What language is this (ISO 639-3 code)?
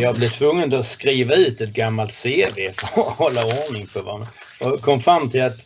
swe